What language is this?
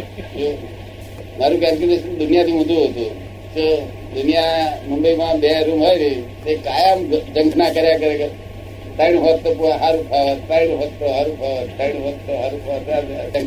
Gujarati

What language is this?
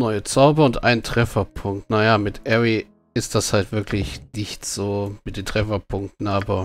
German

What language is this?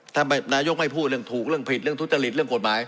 Thai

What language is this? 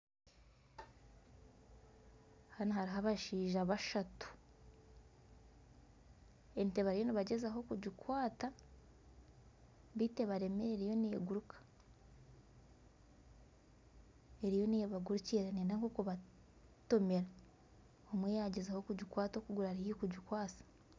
Nyankole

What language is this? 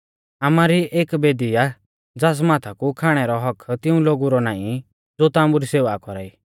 Mahasu Pahari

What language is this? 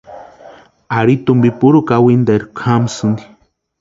Western Highland Purepecha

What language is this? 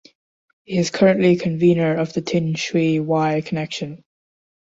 English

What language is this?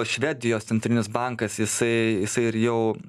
Lithuanian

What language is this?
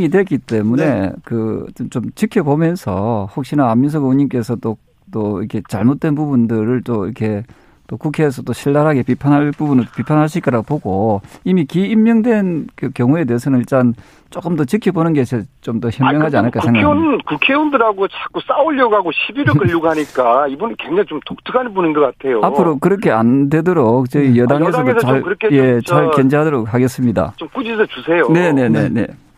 Korean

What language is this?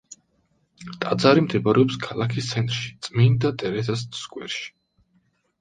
Georgian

